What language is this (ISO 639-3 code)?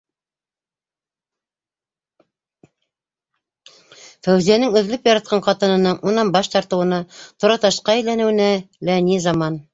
bak